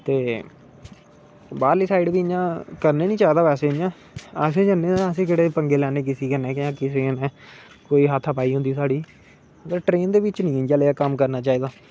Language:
Dogri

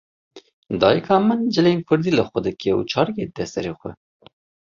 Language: Kurdish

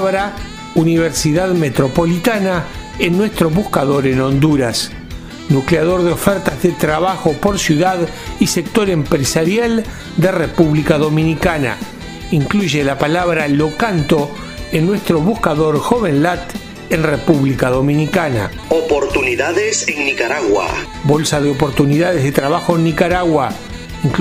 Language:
Spanish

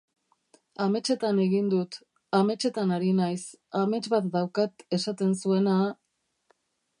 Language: Basque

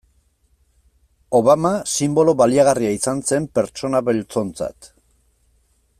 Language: Basque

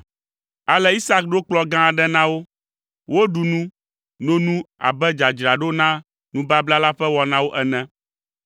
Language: Ewe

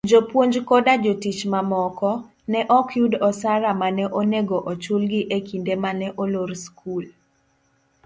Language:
Luo (Kenya and Tanzania)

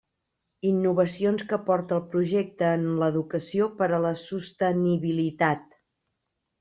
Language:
Catalan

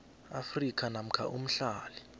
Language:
South Ndebele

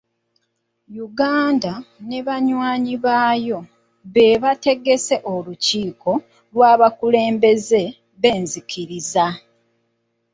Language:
Ganda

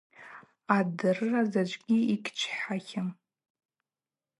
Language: Abaza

